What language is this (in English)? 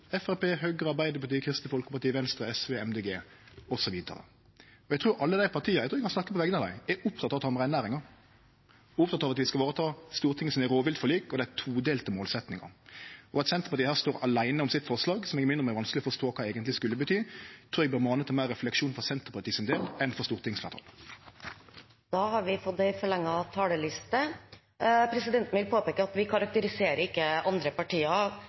Norwegian